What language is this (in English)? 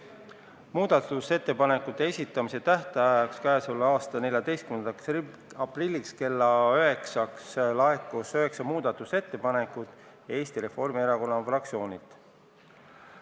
Estonian